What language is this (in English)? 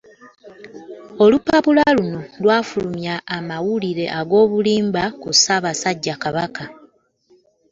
Ganda